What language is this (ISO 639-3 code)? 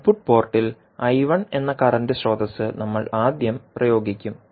mal